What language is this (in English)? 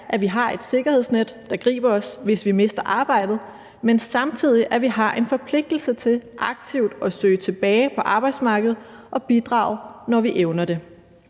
Danish